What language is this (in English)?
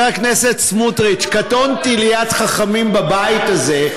Hebrew